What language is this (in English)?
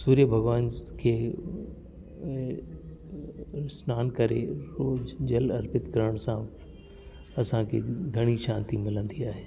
Sindhi